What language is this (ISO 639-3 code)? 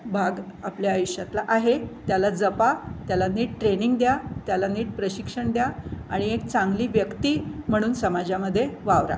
mar